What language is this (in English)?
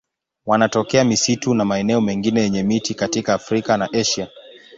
Swahili